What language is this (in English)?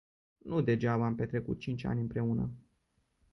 Romanian